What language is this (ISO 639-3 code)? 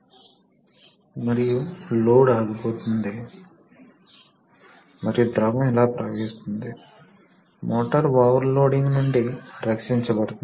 tel